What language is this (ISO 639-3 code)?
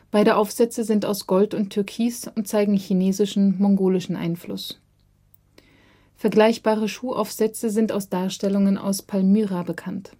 deu